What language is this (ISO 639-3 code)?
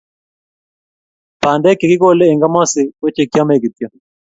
kln